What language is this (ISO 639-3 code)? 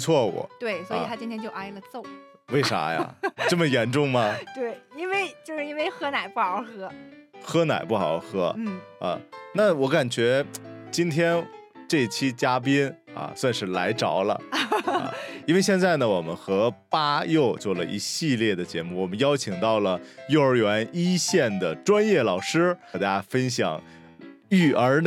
zho